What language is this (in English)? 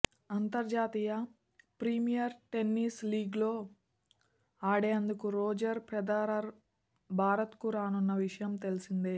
Telugu